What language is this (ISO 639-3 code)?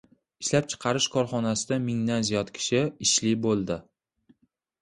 uzb